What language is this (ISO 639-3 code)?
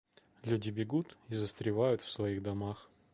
rus